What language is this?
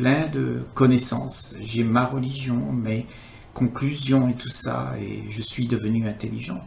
French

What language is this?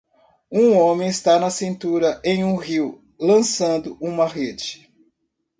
Portuguese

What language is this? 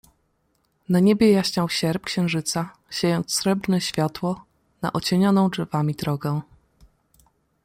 Polish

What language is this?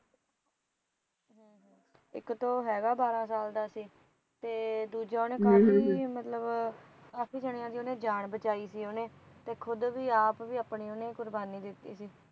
Punjabi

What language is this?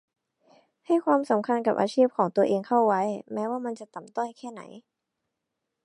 Thai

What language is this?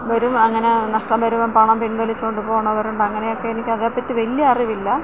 Malayalam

